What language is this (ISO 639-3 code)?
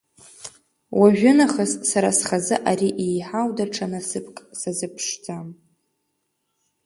abk